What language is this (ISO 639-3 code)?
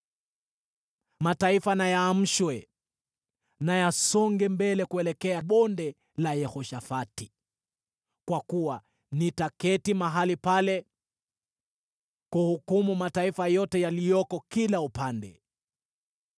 swa